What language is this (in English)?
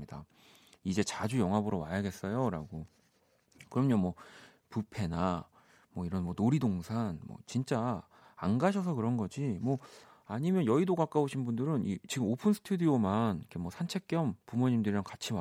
Korean